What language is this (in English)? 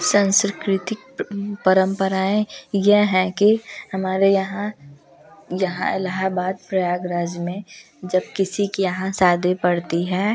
Hindi